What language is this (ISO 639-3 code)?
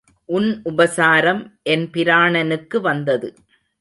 tam